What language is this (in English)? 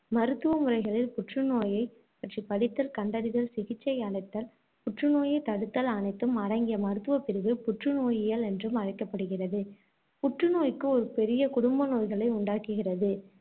Tamil